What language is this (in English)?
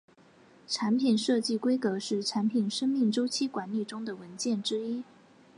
Chinese